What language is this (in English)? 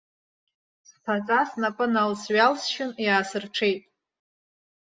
Abkhazian